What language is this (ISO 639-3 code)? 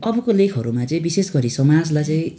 nep